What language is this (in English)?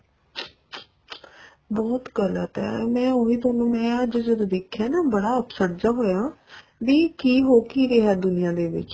Punjabi